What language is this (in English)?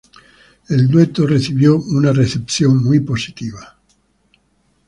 Spanish